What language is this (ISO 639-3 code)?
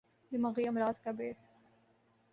urd